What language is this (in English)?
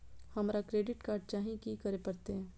Maithili